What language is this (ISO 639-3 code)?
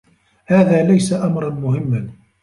ara